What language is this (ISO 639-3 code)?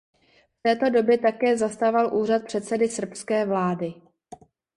ces